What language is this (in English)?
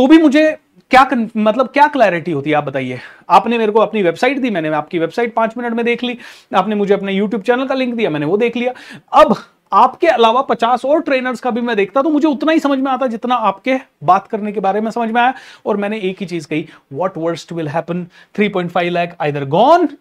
Hindi